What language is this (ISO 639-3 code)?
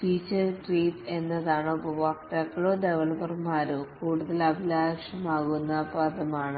mal